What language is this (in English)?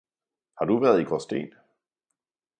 Danish